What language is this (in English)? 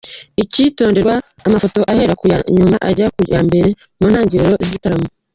Kinyarwanda